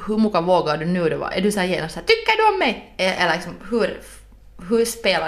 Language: Swedish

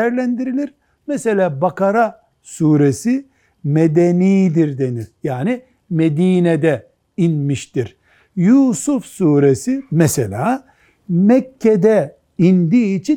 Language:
Turkish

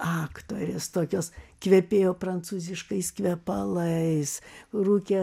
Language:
Lithuanian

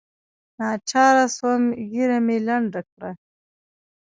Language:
Pashto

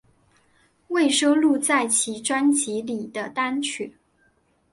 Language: Chinese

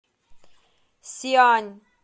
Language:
Russian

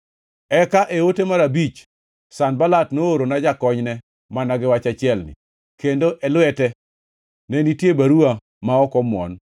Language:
Luo (Kenya and Tanzania)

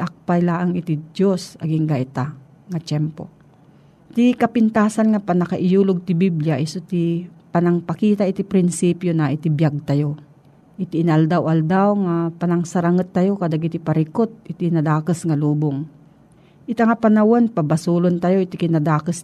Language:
Filipino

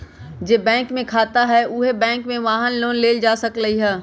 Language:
Magahi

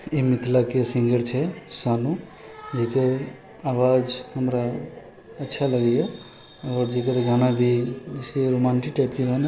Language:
Maithili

